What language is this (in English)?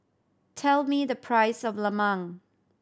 English